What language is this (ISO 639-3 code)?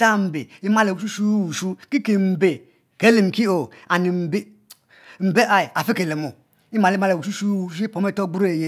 mfo